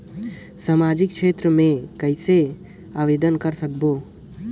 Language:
Chhattisgarhi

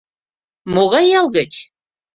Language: Mari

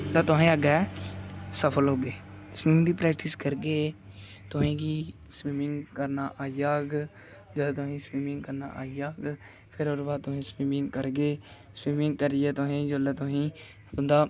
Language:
Dogri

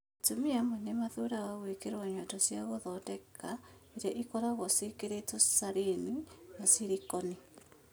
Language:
Kikuyu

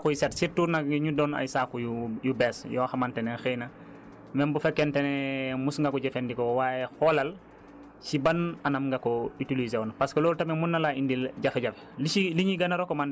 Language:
Wolof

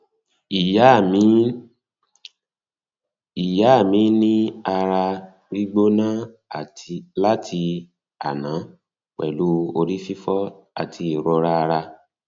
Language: Yoruba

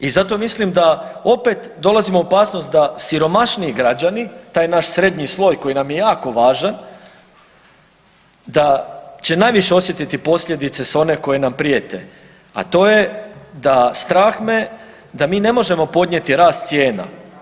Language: Croatian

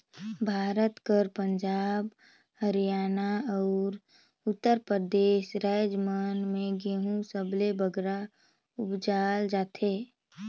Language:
Chhattisgarhi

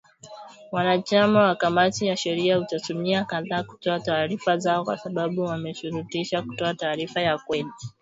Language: Swahili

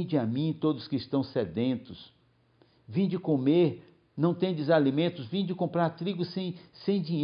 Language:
Portuguese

